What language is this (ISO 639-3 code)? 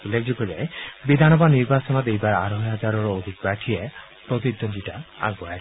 asm